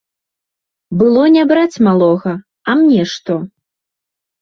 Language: Belarusian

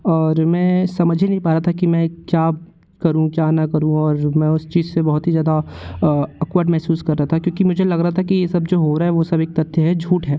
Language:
Hindi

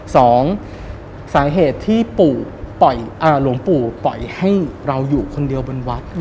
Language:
Thai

